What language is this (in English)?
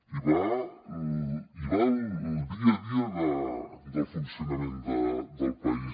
Catalan